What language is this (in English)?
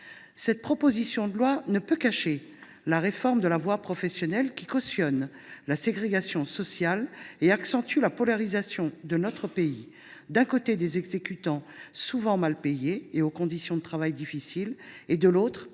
French